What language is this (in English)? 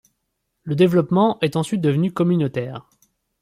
French